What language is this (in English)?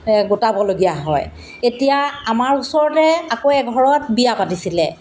Assamese